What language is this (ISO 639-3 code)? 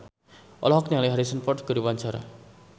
sun